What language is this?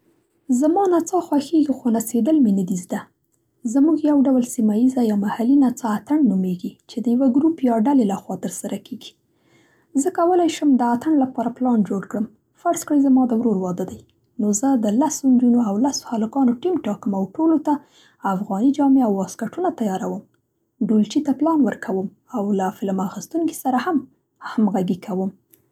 Central Pashto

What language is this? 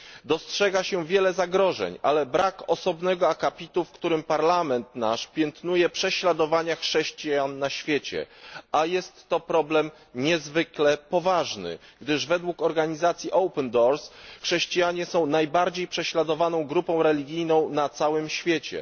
Polish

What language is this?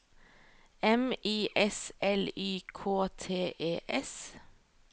Norwegian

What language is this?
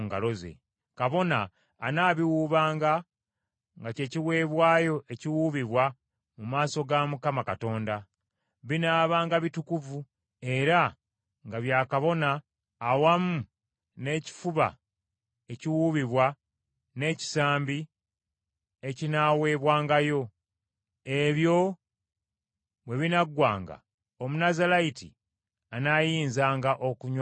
Ganda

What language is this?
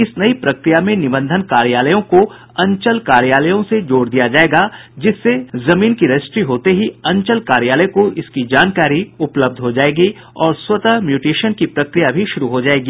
Hindi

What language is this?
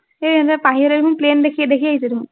Assamese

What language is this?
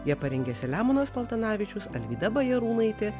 Lithuanian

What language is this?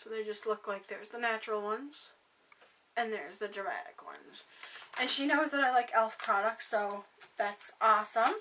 English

